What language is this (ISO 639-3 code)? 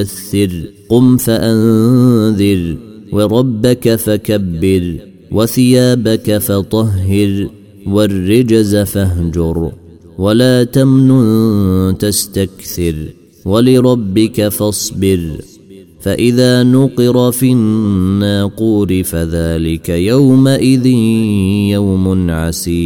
ara